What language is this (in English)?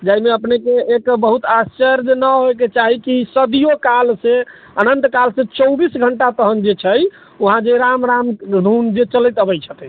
Maithili